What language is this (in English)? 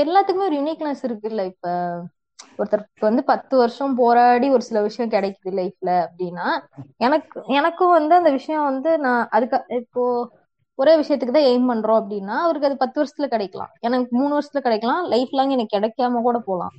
Tamil